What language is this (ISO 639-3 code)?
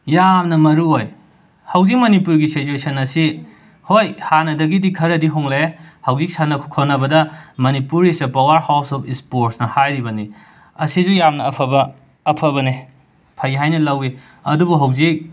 mni